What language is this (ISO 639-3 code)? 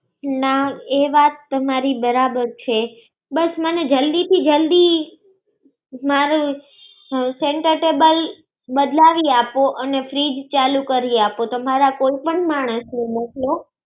guj